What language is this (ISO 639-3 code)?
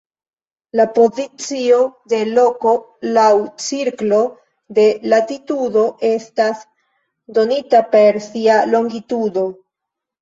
epo